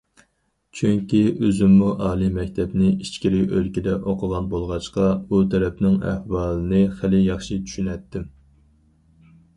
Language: Uyghur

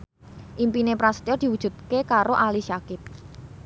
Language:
Javanese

